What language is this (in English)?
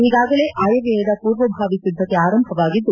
Kannada